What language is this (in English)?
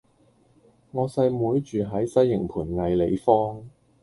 Cantonese